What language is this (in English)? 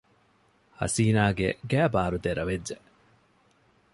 Divehi